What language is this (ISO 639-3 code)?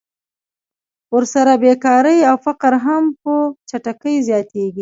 pus